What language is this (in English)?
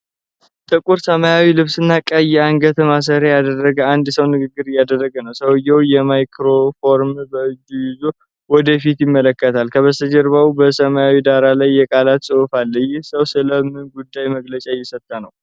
Amharic